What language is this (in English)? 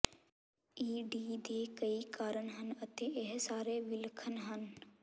Punjabi